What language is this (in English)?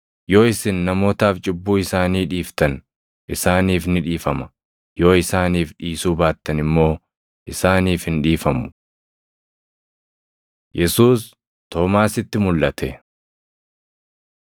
Oromo